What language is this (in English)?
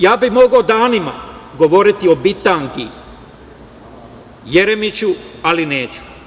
Serbian